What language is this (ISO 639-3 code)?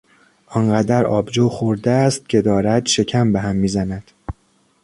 fas